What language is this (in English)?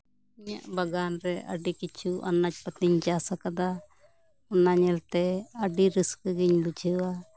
Santali